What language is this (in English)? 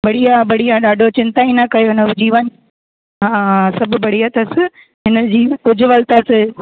Sindhi